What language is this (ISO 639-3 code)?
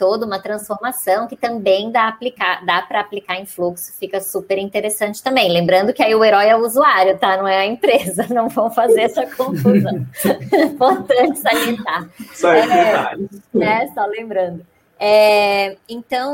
por